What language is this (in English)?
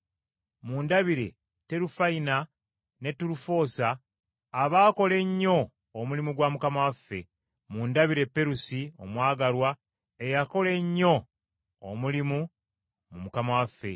Ganda